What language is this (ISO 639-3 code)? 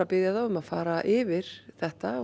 isl